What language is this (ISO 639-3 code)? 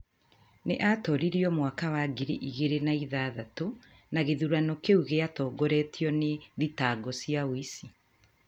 kik